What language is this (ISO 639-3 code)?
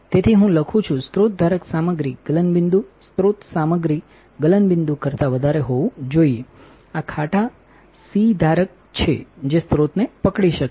guj